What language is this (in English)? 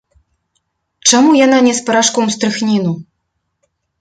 Belarusian